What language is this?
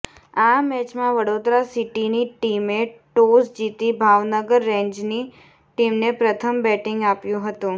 Gujarati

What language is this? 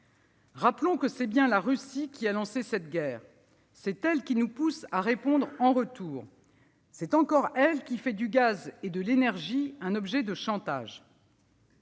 French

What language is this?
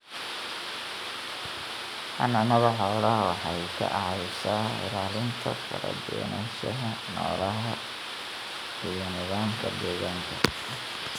Somali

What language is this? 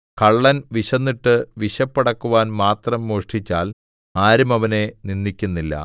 Malayalam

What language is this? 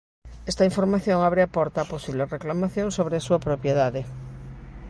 Galician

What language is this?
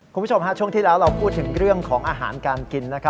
Thai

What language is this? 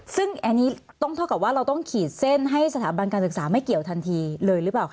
Thai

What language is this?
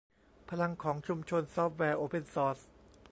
Thai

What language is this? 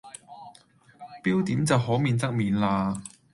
Cantonese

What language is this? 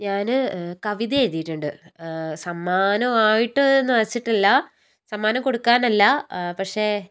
Malayalam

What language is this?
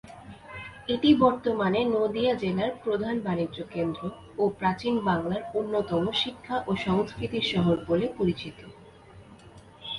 Bangla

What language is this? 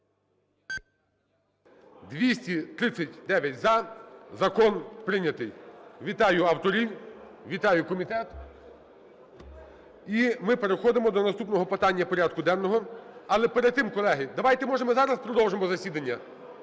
Ukrainian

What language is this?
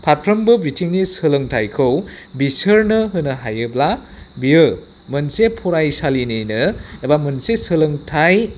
Bodo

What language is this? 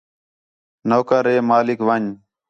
Khetrani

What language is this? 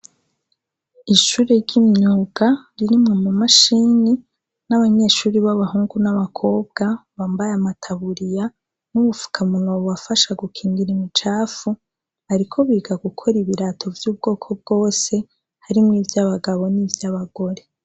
Rundi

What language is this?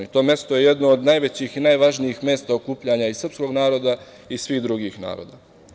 Serbian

